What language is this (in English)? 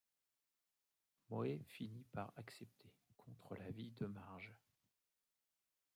French